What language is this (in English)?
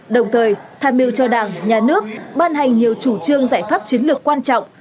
Vietnamese